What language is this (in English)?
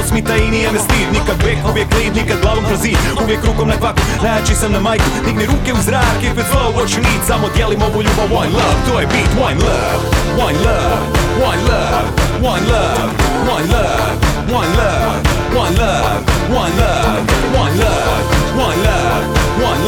Croatian